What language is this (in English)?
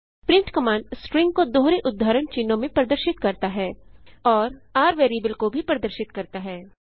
Hindi